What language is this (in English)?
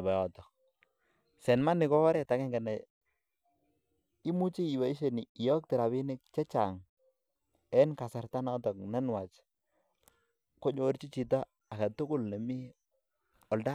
Kalenjin